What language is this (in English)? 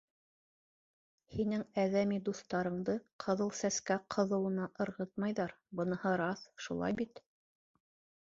Bashkir